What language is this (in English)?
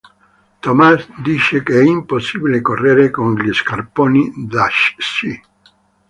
Italian